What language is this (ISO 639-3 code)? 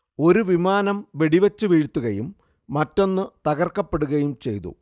mal